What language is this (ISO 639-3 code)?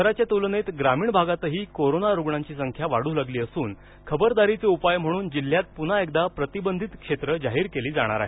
mar